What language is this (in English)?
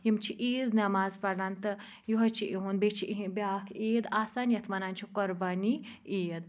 Kashmiri